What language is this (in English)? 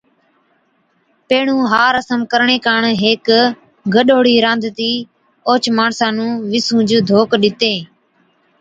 Od